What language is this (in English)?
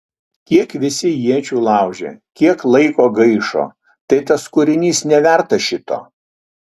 Lithuanian